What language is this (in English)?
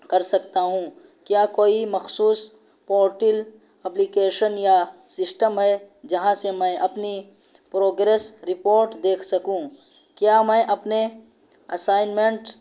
Urdu